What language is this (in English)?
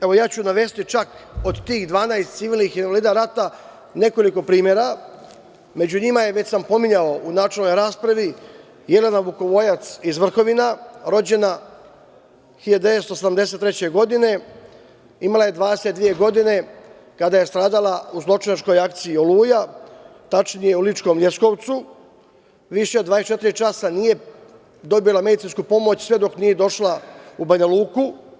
Serbian